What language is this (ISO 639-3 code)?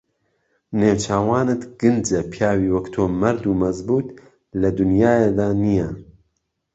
ckb